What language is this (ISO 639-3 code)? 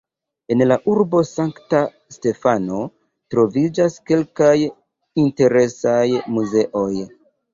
epo